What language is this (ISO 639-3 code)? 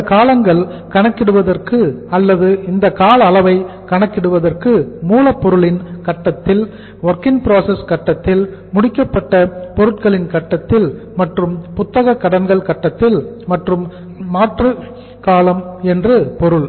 tam